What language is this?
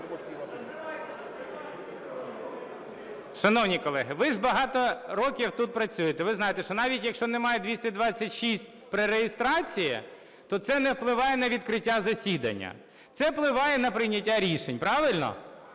Ukrainian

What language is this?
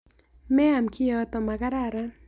Kalenjin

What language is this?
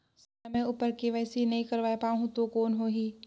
Chhattisgarhi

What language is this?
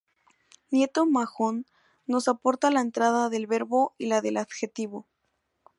Spanish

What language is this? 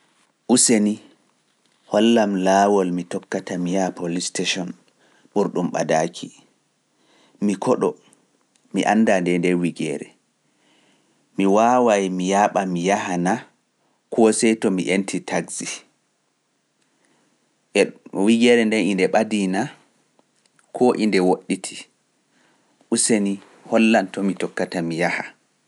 Pular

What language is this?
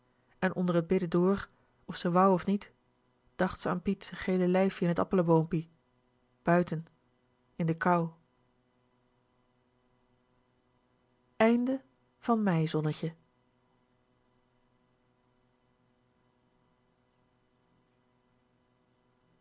Dutch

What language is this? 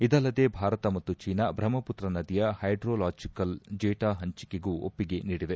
Kannada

